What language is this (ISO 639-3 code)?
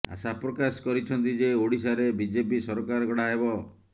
ori